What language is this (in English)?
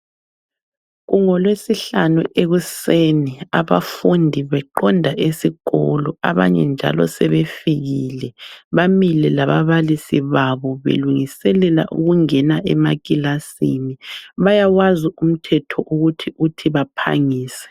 North Ndebele